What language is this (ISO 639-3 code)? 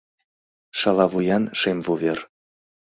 chm